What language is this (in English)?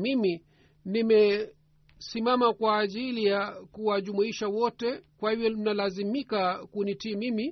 Swahili